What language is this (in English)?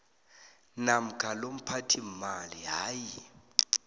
South Ndebele